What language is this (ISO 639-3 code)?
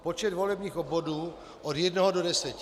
ces